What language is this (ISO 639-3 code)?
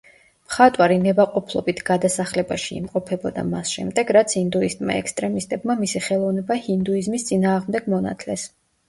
kat